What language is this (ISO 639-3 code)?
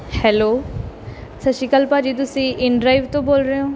pan